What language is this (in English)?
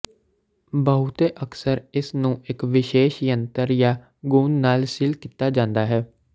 Punjabi